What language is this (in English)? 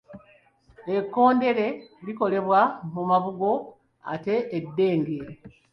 Ganda